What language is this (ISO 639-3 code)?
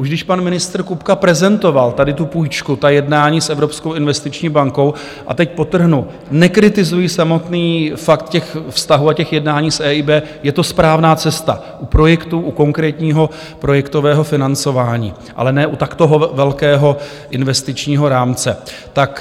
ces